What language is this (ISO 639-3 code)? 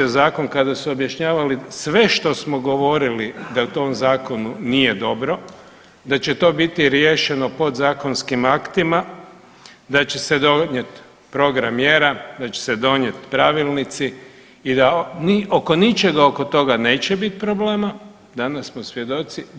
hrv